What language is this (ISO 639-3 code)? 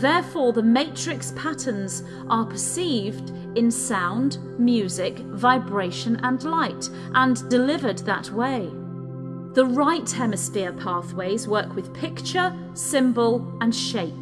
eng